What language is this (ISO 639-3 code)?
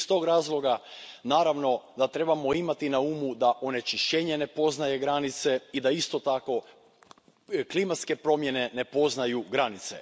hrv